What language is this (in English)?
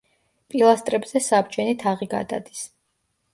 Georgian